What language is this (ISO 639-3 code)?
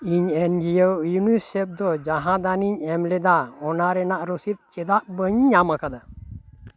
sat